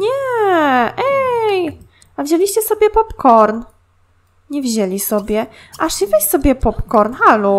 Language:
Polish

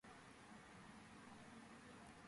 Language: Georgian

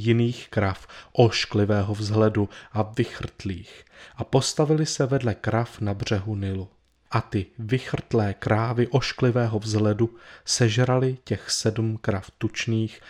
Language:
Czech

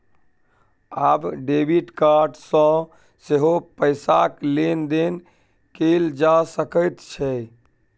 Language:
Maithili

